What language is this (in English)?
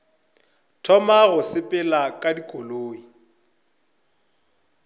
Northern Sotho